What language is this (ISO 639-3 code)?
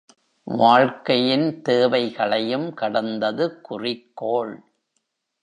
tam